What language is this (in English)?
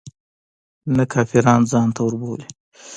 Pashto